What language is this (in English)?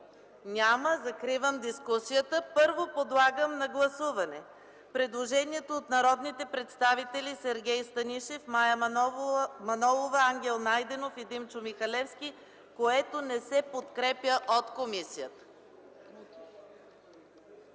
Bulgarian